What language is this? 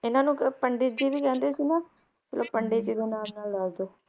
Punjabi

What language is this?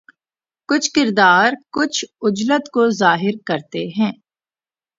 Urdu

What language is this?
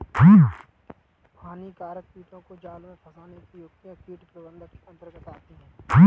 Hindi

